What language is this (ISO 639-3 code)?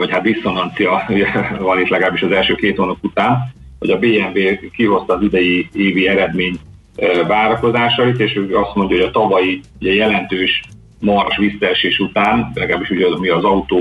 hun